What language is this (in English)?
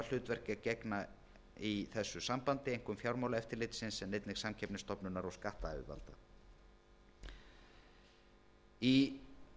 Icelandic